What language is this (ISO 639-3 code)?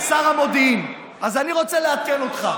heb